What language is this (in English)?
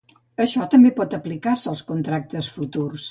Catalan